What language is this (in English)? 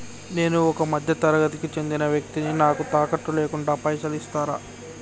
Telugu